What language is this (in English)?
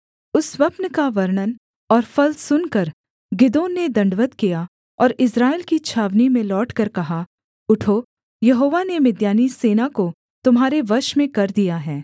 Hindi